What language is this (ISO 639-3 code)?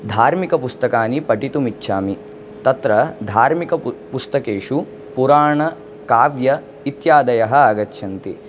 san